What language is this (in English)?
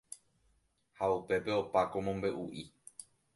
Guarani